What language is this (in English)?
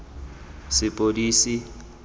Tswana